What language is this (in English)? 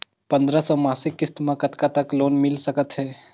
Chhattisgarhi